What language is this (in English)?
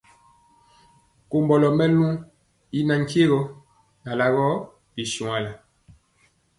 Mpiemo